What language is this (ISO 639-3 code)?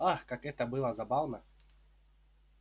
rus